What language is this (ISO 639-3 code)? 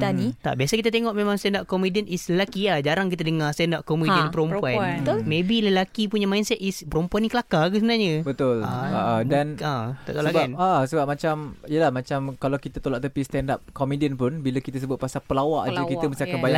msa